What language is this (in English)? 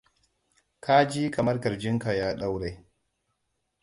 Hausa